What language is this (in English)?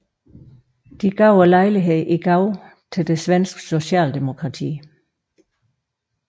Danish